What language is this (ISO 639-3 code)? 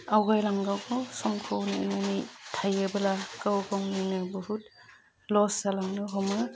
brx